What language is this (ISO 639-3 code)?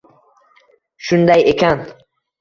uzb